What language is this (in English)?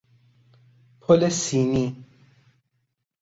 Persian